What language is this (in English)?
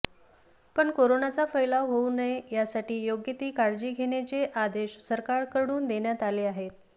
Marathi